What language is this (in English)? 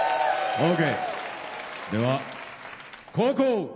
Japanese